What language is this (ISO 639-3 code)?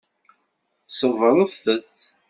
kab